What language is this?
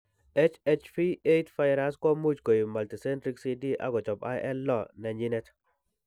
Kalenjin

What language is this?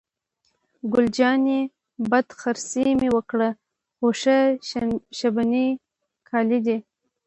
Pashto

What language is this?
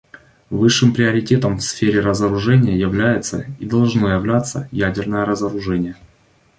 Russian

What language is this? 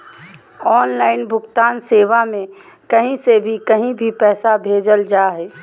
Magahi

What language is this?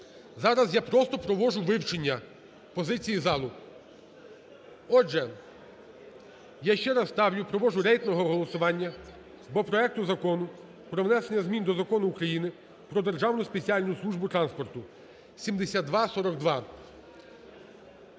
Ukrainian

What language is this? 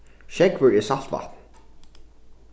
Faroese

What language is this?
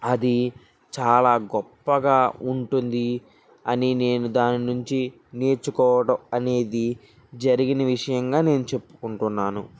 Telugu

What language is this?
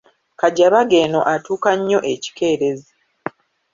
Ganda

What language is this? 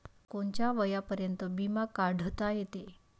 Marathi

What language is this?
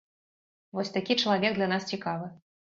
Belarusian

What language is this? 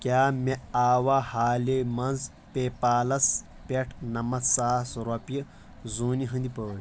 Kashmiri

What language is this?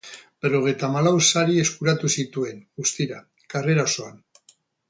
Basque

